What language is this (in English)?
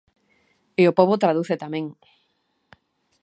Galician